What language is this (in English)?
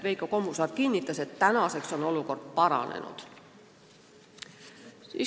Estonian